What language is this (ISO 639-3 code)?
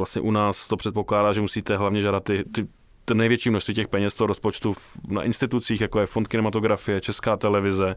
ces